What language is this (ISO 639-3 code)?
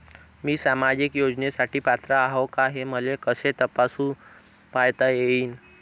mar